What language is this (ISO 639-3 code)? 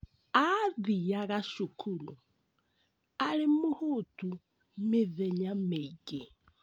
kik